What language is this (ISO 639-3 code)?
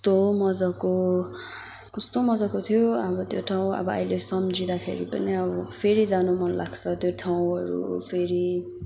nep